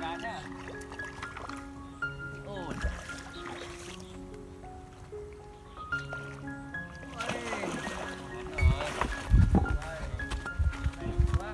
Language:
Vietnamese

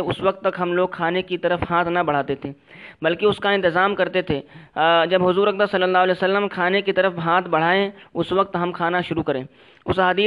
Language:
Urdu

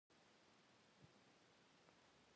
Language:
Kabardian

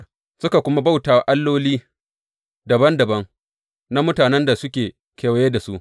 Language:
Hausa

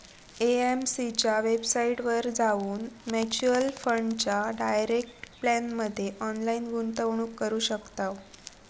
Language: Marathi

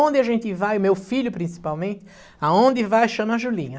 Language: Portuguese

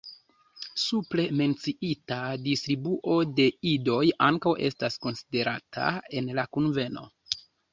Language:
Esperanto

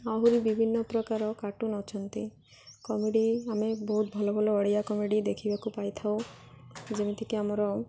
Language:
Odia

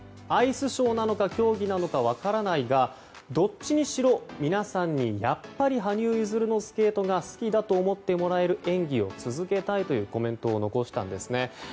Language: Japanese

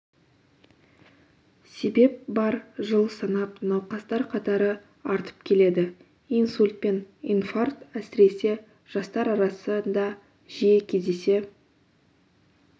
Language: Kazakh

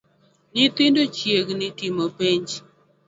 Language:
Luo (Kenya and Tanzania)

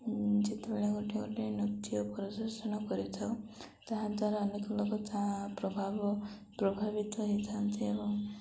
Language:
Odia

